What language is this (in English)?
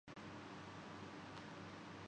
Urdu